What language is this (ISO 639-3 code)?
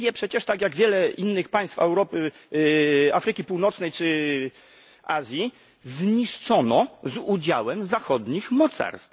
pol